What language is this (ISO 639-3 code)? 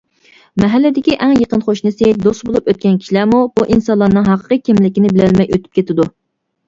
uig